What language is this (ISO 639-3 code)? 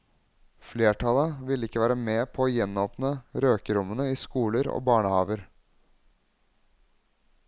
nor